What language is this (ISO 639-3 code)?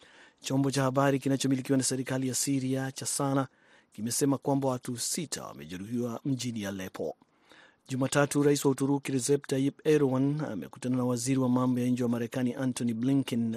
swa